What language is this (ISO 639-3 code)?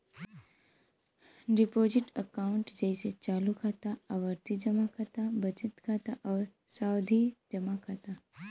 bho